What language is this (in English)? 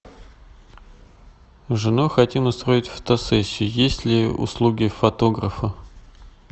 Russian